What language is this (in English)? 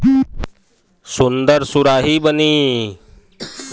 Bhojpuri